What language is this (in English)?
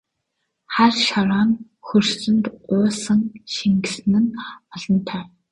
Mongolian